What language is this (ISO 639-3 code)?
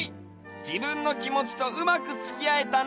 jpn